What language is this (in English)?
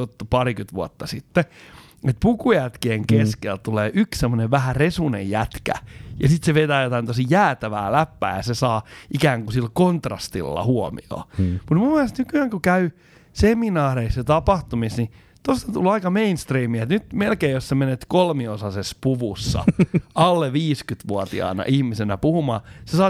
Finnish